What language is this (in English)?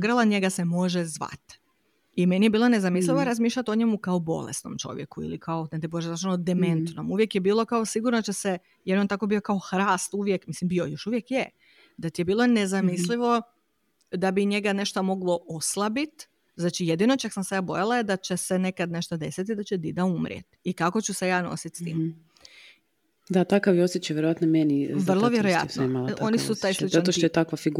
Croatian